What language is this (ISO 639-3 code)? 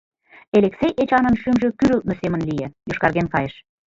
chm